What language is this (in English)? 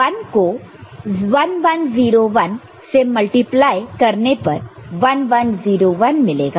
Hindi